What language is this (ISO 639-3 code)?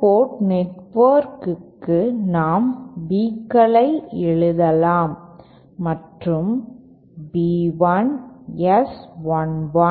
tam